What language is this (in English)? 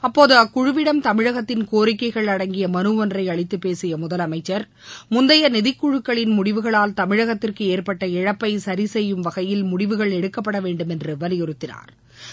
Tamil